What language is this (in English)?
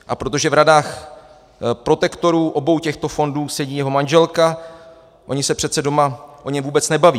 Czech